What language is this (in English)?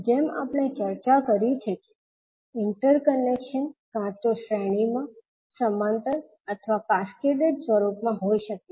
Gujarati